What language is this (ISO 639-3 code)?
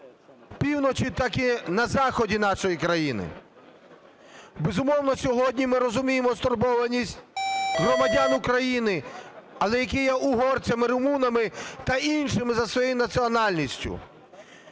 ukr